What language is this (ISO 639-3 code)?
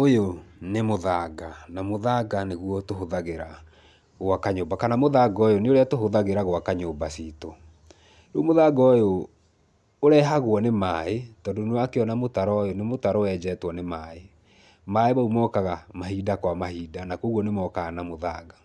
kik